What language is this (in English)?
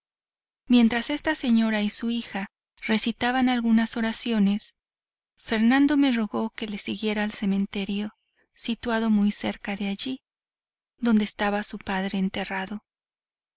Spanish